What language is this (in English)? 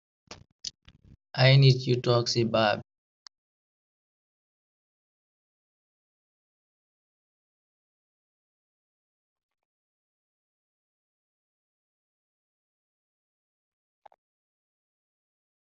Wolof